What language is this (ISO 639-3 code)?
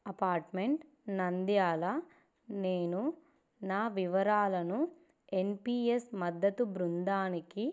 tel